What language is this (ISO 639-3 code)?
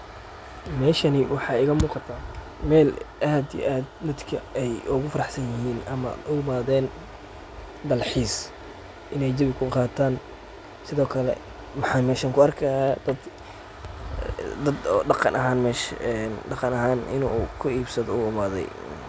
som